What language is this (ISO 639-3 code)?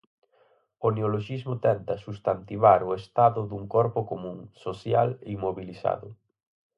glg